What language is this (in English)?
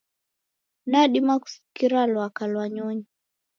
Taita